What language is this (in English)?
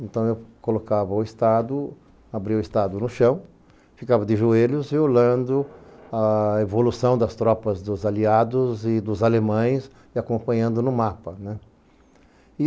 Portuguese